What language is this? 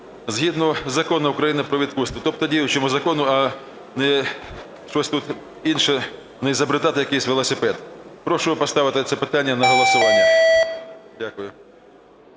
Ukrainian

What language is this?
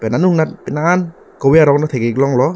Karbi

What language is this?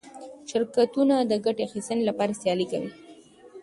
Pashto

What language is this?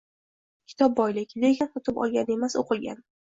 Uzbek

